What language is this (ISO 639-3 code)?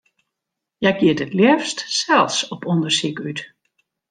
fry